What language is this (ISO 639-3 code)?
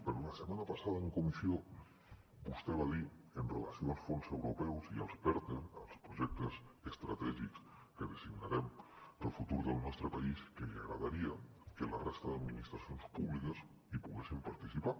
cat